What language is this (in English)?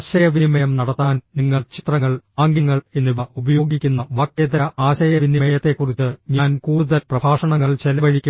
Malayalam